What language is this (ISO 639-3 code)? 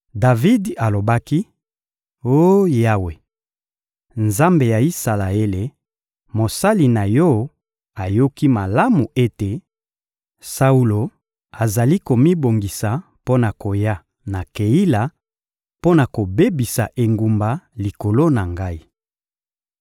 lin